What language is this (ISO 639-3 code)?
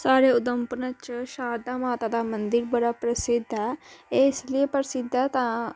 doi